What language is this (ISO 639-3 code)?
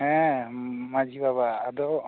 sat